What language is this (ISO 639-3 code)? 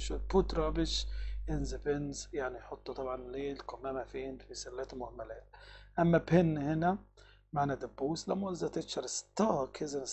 ara